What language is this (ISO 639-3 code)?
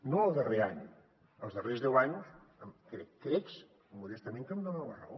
cat